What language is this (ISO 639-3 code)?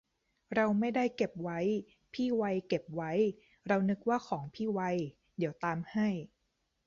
tha